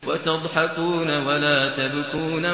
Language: Arabic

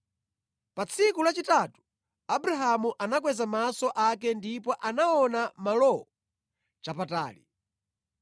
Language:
Nyanja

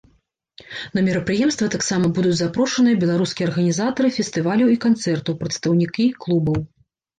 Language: Belarusian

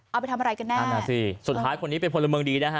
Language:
Thai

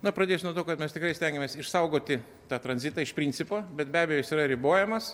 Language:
Lithuanian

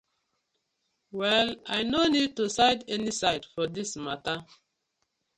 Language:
Nigerian Pidgin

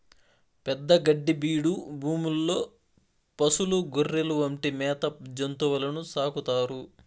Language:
Telugu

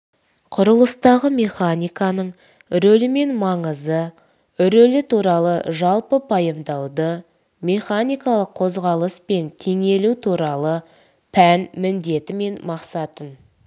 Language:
Kazakh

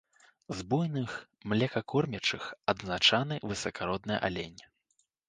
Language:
Belarusian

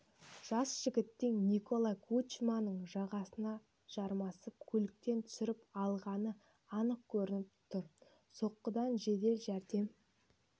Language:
Kazakh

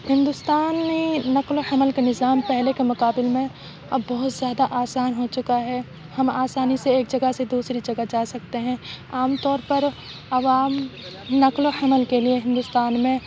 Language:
Urdu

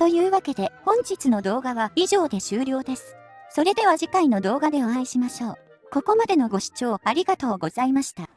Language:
Japanese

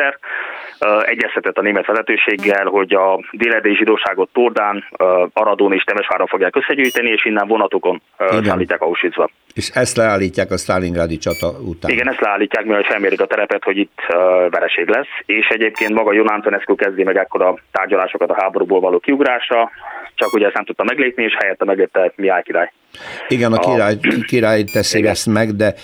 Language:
Hungarian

